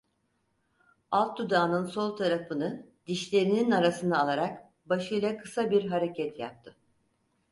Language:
Turkish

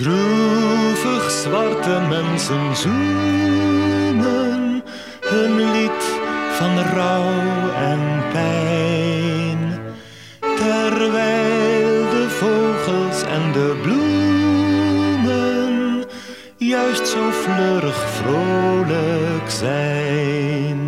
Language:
Dutch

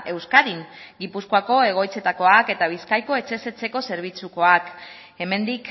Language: Basque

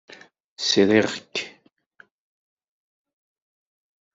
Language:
Kabyle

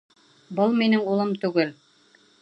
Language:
Bashkir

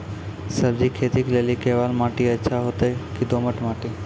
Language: Maithili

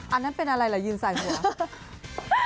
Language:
Thai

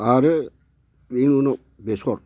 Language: Bodo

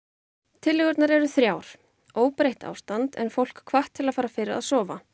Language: Icelandic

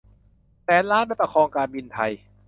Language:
Thai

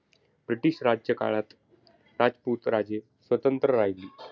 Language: Marathi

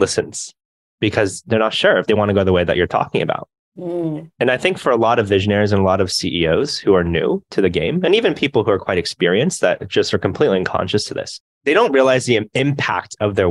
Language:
English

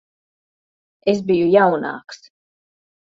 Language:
Latvian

